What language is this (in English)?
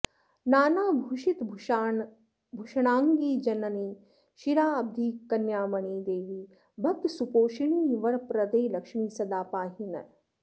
Sanskrit